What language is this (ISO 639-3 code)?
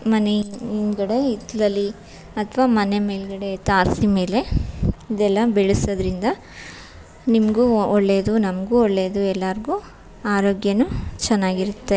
kan